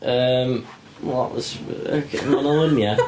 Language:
Welsh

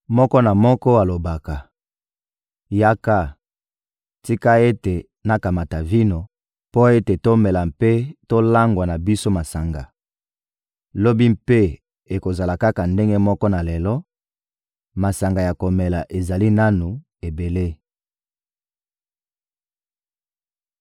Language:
Lingala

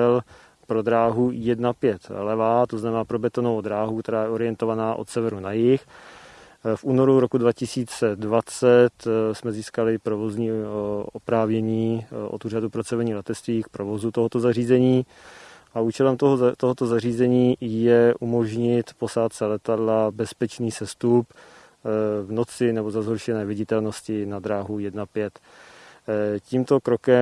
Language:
Czech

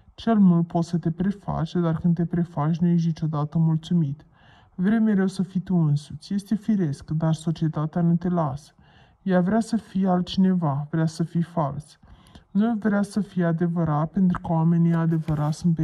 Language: Romanian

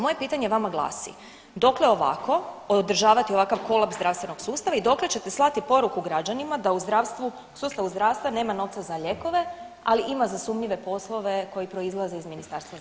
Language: Croatian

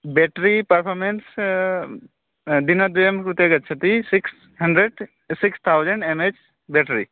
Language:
Sanskrit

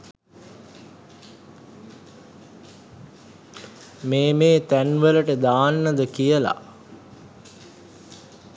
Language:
Sinhala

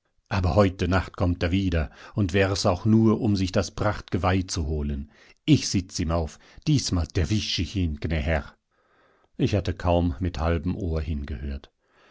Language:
German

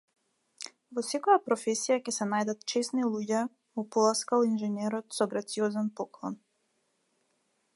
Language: Macedonian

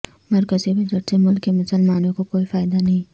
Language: Urdu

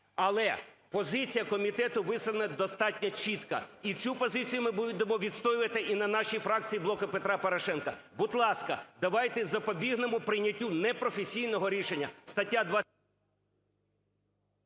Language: Ukrainian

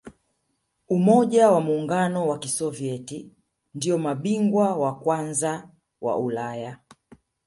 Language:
Swahili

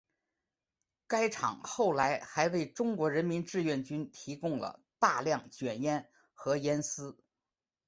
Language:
Chinese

